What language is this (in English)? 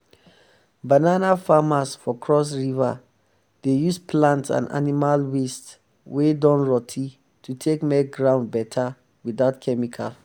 Nigerian Pidgin